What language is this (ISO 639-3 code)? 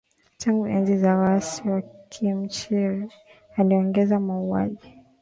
swa